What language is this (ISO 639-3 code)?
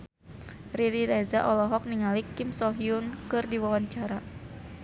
sun